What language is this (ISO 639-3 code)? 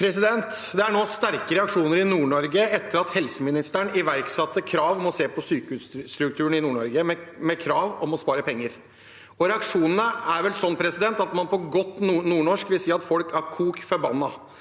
nor